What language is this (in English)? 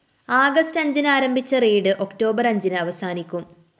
Malayalam